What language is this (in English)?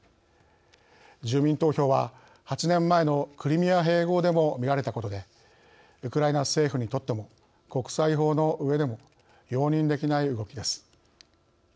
Japanese